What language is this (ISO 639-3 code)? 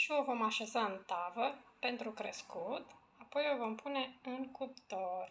ron